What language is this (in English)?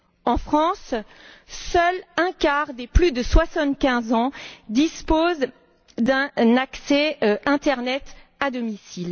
French